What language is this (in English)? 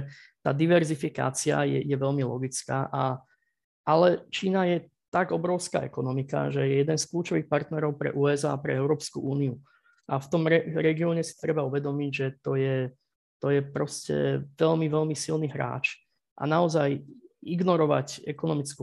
Slovak